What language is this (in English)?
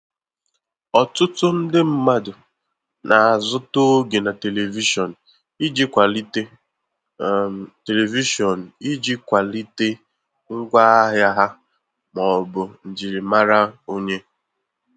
Igbo